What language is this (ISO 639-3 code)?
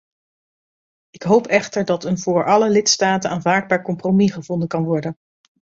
nld